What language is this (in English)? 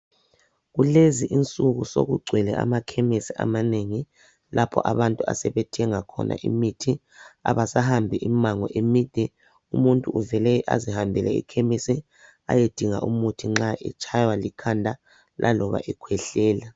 North Ndebele